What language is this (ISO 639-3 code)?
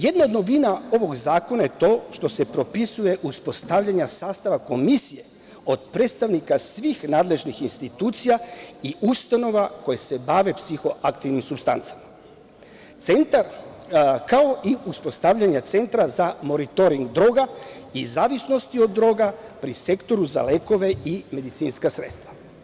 srp